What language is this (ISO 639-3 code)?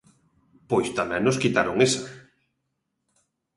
glg